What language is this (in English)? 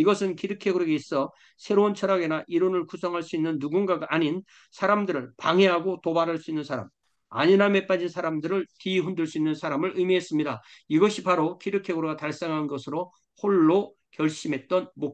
Korean